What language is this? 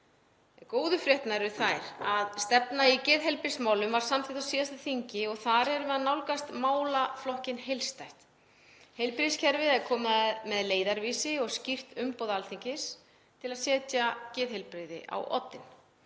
Icelandic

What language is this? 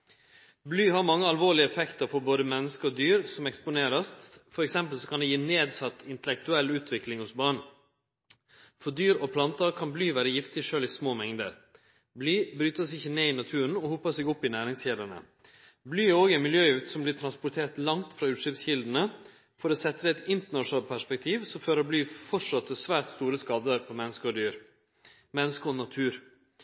Norwegian Nynorsk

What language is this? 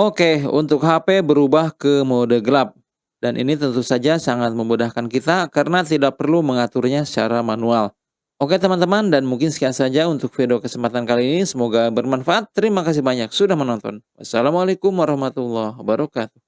Indonesian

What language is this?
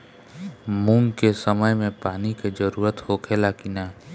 Bhojpuri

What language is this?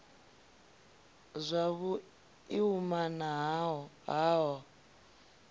Venda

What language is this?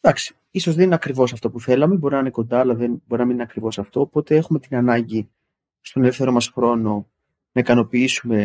Greek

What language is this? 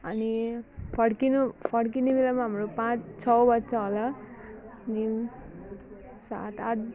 Nepali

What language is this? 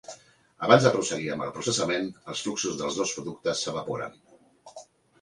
Catalan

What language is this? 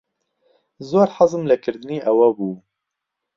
Central Kurdish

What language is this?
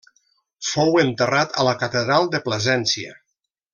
Catalan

